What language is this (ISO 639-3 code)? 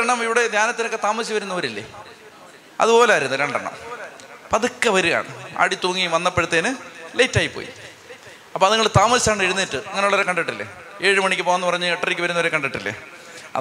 mal